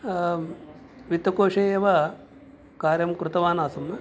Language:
Sanskrit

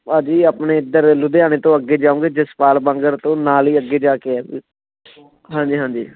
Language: Punjabi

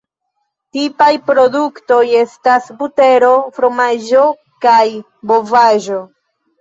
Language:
Esperanto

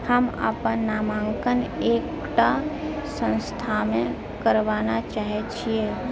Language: Maithili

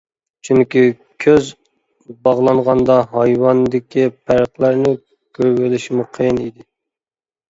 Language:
Uyghur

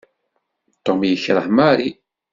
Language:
Kabyle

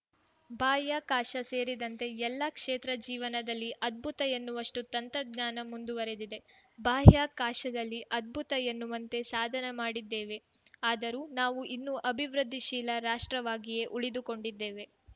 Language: Kannada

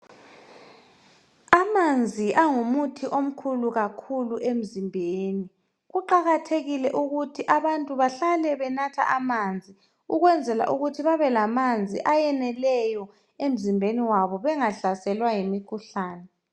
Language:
North Ndebele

